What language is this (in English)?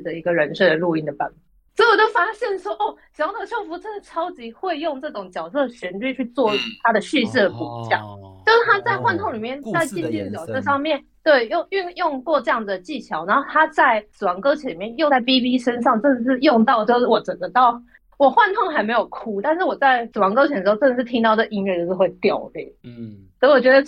Chinese